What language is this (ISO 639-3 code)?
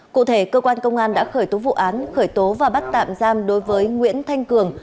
vie